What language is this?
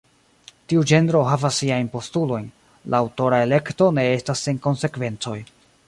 Esperanto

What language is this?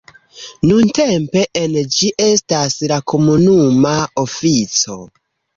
Esperanto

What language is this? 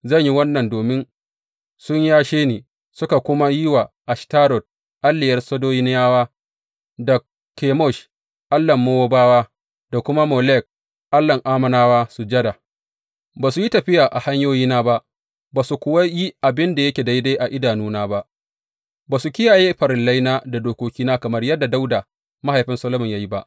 Hausa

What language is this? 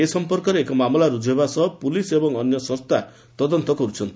Odia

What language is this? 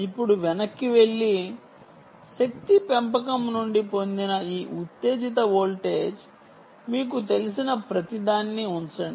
Telugu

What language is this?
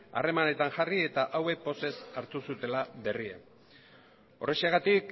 Basque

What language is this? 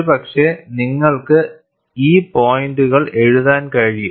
Malayalam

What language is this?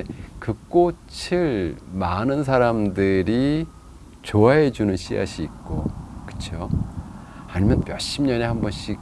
Korean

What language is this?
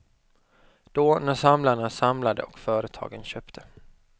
Swedish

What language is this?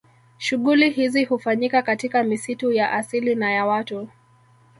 Swahili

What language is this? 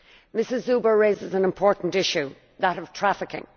English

